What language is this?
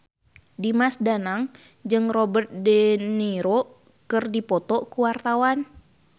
Sundanese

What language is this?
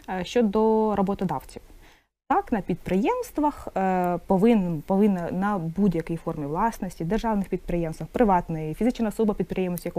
Ukrainian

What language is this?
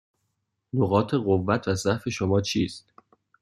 Persian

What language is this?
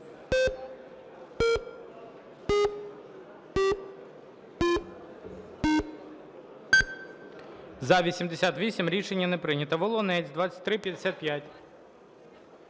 Ukrainian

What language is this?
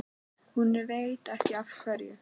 Icelandic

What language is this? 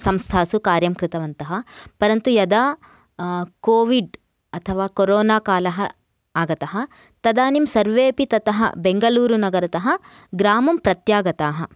Sanskrit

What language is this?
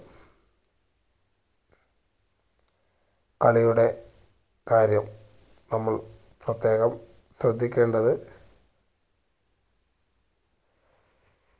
Malayalam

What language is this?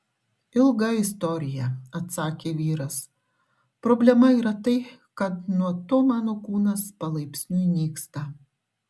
Lithuanian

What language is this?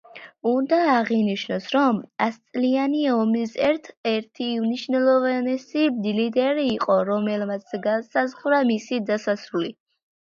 Georgian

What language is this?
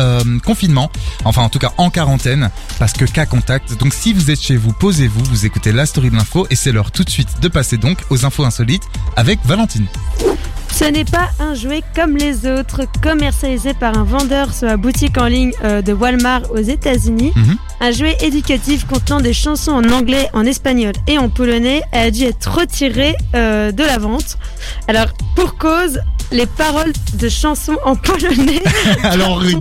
French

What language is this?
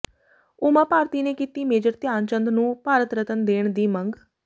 Punjabi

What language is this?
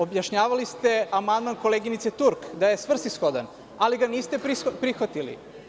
Serbian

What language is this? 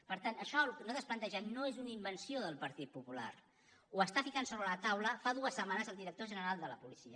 Catalan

